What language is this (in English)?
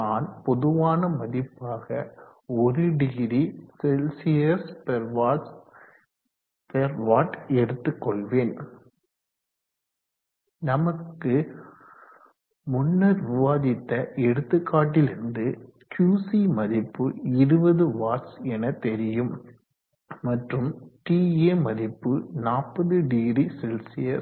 Tamil